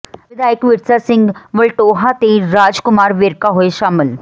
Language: Punjabi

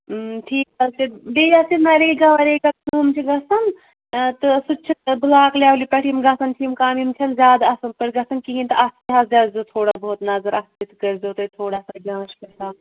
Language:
Kashmiri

